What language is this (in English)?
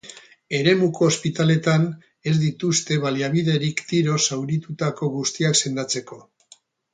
Basque